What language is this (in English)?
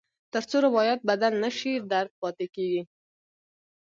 Pashto